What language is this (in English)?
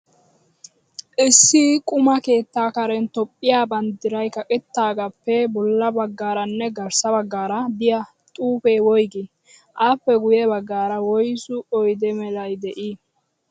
Wolaytta